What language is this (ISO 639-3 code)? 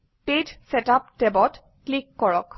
asm